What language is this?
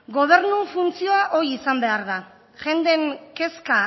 Basque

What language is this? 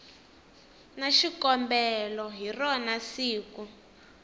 Tsonga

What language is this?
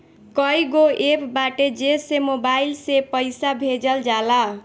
Bhojpuri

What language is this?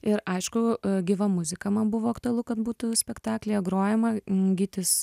Lithuanian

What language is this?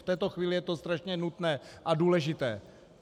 Czech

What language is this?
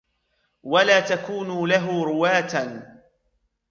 Arabic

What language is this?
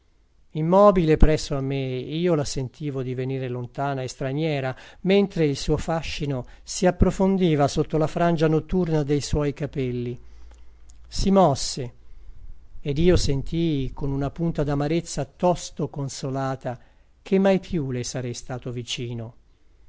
Italian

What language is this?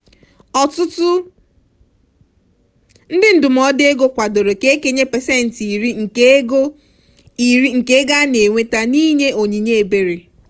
Igbo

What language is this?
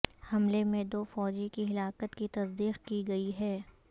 Urdu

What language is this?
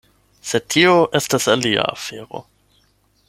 Esperanto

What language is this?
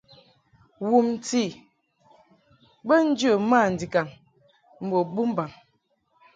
Mungaka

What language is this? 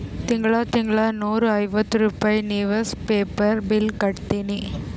Kannada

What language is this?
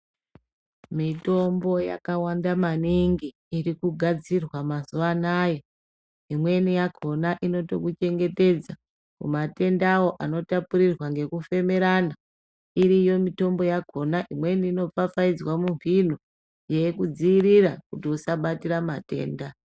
Ndau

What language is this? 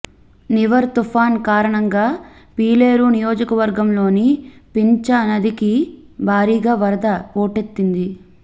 Telugu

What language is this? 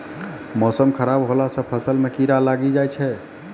Maithili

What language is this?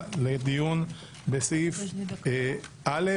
Hebrew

